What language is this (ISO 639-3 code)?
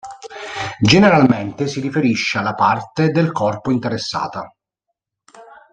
ita